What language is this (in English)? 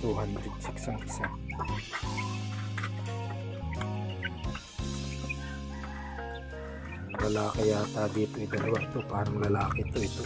Filipino